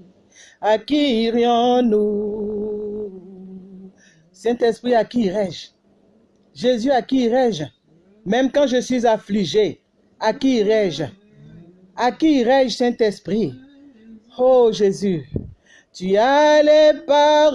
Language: French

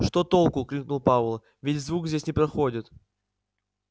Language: Russian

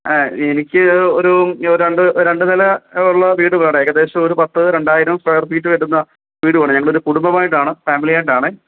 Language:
Malayalam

